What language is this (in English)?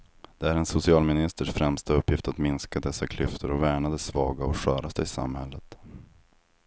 Swedish